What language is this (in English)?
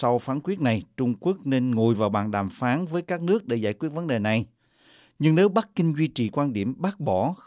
Vietnamese